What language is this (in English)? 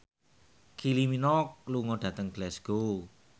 Javanese